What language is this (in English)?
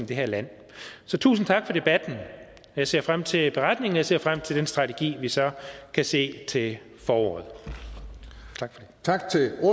Danish